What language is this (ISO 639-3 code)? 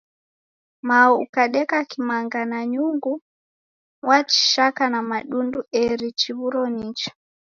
dav